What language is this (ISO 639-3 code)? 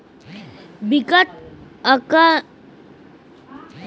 hne